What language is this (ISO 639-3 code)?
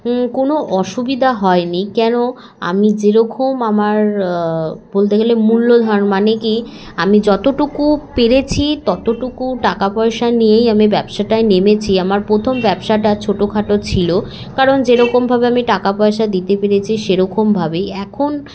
ben